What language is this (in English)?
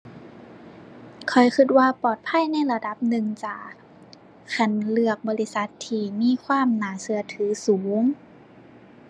Thai